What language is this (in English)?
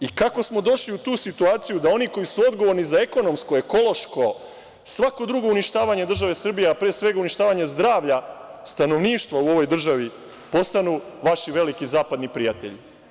Serbian